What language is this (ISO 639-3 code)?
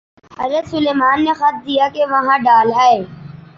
urd